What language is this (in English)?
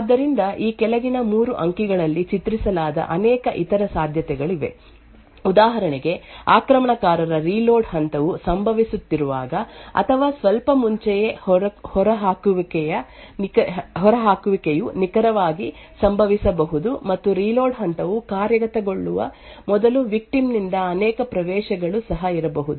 Kannada